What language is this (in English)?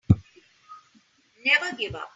English